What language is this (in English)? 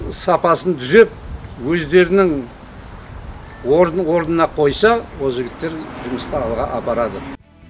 Kazakh